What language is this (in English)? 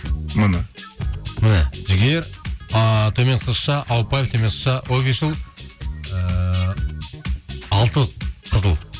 Kazakh